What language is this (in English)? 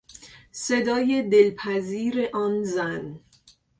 Persian